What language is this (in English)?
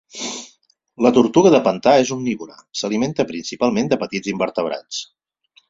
Catalan